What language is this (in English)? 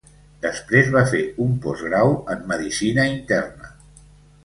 Catalan